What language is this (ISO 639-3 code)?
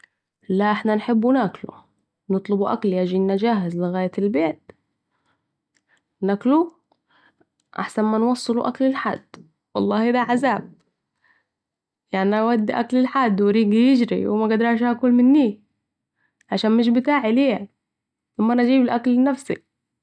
aec